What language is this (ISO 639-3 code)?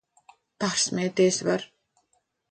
lav